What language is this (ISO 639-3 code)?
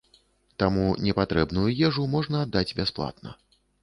bel